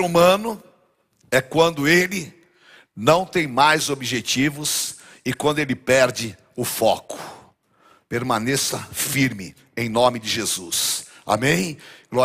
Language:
Portuguese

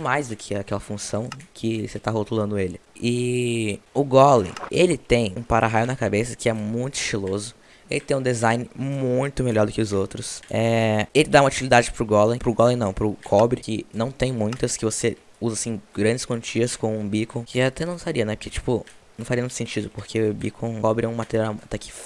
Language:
Portuguese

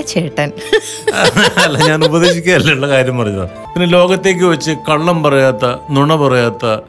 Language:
Malayalam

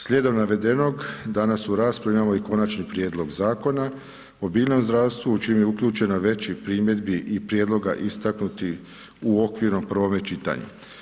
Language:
Croatian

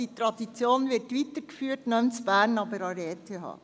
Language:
Swiss German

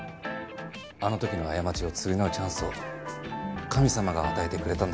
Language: Japanese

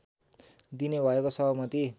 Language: Nepali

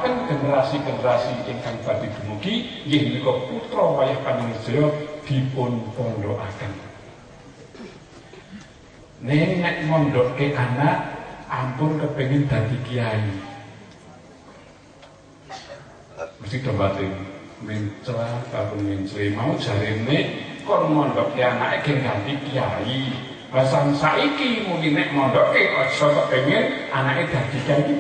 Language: Greek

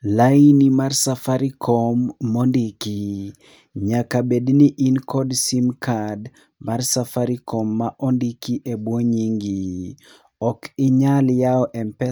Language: Luo (Kenya and Tanzania)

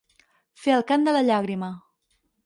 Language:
Catalan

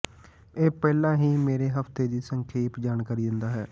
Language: Punjabi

